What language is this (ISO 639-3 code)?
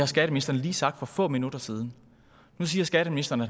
dan